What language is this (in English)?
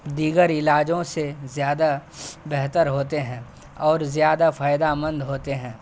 Urdu